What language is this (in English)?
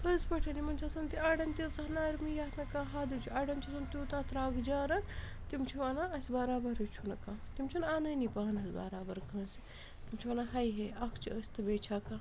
Kashmiri